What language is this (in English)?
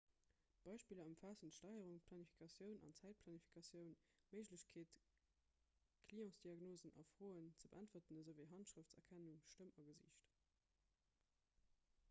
Luxembourgish